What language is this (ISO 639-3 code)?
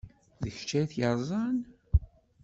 kab